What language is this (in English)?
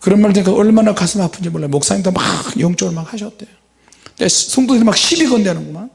Korean